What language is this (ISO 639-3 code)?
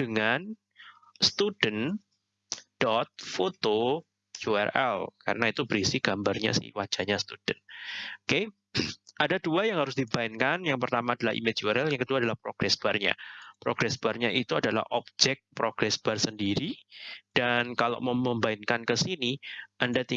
ind